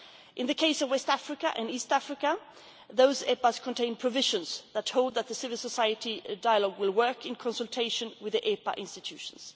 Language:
English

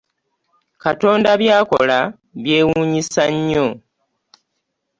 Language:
Ganda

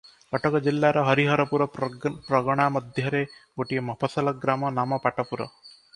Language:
Odia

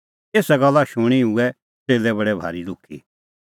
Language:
Kullu Pahari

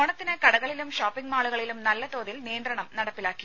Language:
Malayalam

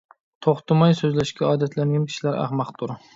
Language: Uyghur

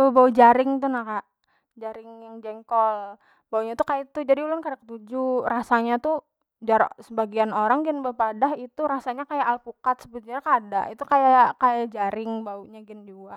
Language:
Banjar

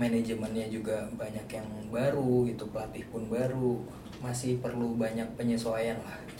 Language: Indonesian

